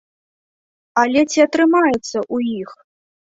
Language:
Belarusian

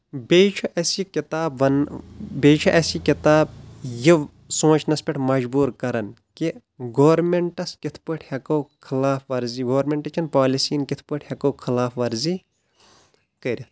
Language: Kashmiri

